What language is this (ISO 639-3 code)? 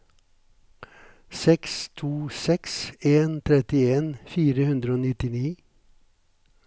nor